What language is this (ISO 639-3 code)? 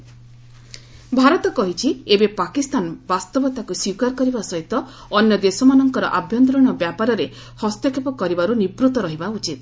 ori